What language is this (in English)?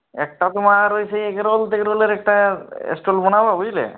Bangla